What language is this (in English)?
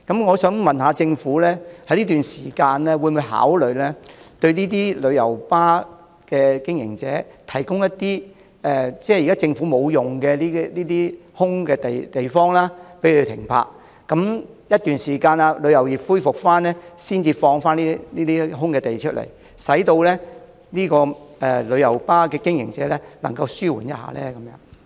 Cantonese